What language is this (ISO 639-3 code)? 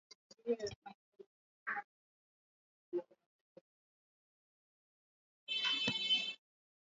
swa